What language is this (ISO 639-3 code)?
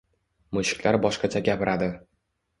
uzb